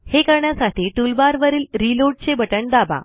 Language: Marathi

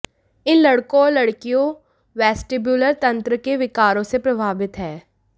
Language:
Hindi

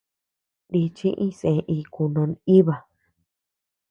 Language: Tepeuxila Cuicatec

